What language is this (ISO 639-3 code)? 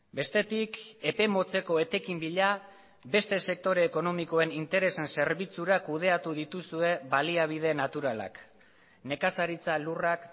eus